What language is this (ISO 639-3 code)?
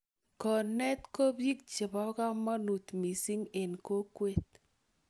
kln